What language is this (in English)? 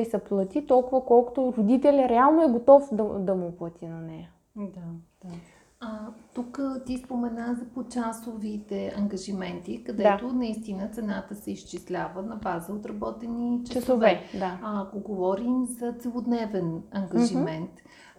Bulgarian